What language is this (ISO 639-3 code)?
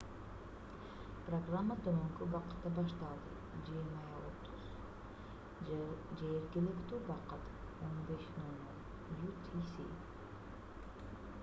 kir